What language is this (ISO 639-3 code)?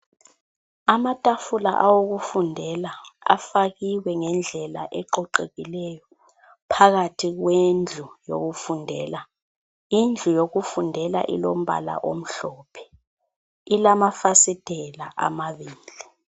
nde